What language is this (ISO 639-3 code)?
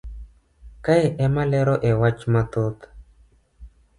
luo